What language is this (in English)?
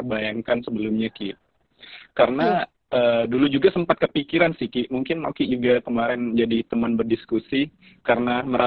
Indonesian